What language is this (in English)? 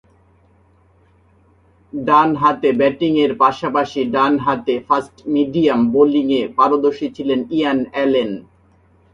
Bangla